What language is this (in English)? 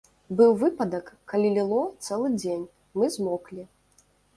Belarusian